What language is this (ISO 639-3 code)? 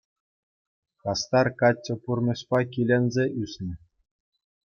chv